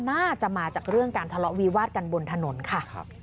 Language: Thai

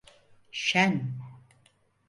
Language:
Turkish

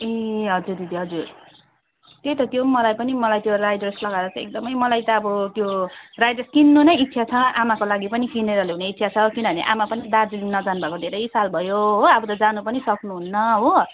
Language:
Nepali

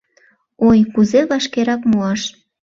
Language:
Mari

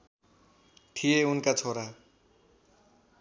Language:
Nepali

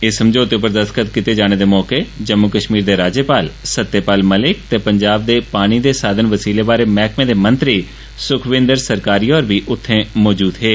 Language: Dogri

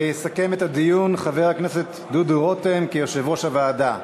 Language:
Hebrew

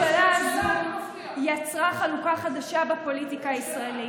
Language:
Hebrew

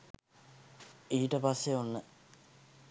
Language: Sinhala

